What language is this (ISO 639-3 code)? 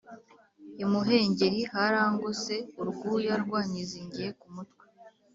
kin